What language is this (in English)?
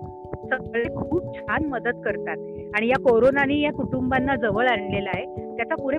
Marathi